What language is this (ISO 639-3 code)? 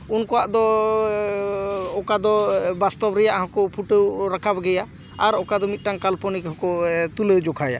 sat